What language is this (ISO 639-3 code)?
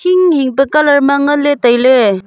nnp